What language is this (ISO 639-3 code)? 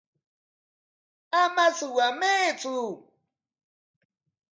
qwa